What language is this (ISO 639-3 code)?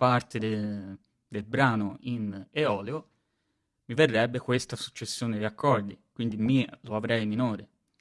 ita